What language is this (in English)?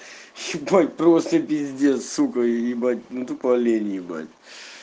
Russian